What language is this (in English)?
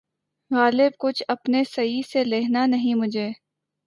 Urdu